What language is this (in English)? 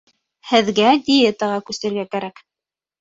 Bashkir